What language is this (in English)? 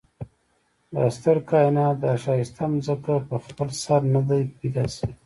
Pashto